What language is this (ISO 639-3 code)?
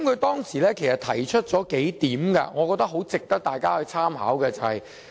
yue